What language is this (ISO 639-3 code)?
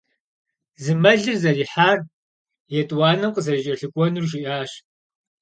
kbd